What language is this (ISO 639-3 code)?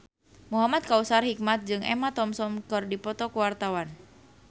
sun